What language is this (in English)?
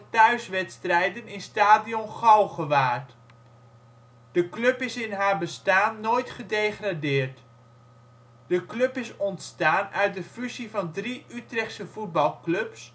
Dutch